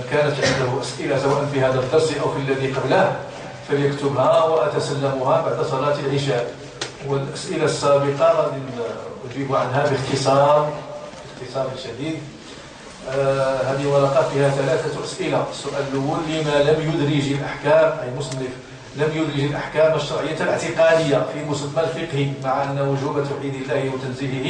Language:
Arabic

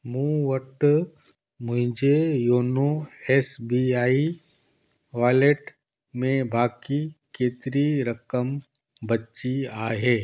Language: Sindhi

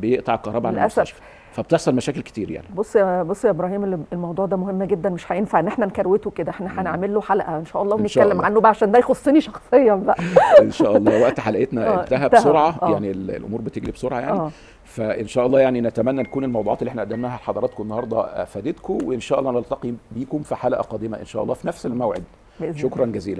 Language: Arabic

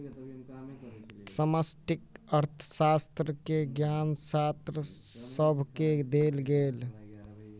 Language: Maithili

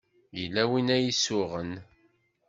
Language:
Kabyle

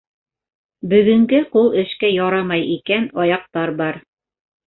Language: Bashkir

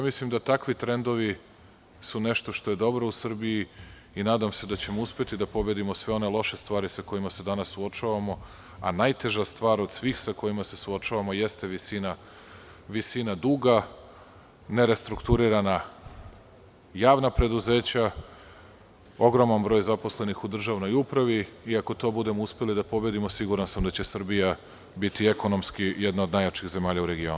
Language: Serbian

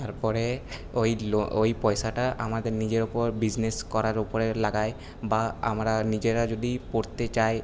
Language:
Bangla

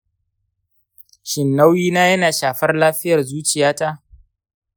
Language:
Hausa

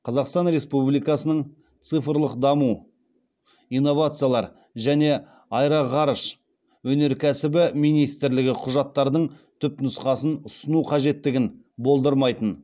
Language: Kazakh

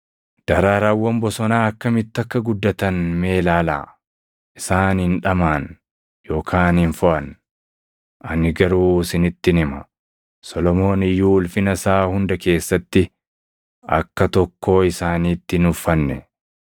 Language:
Oromo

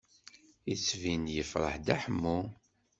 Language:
Kabyle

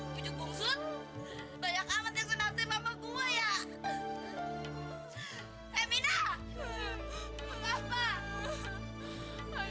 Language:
Indonesian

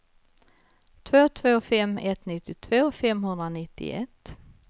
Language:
Swedish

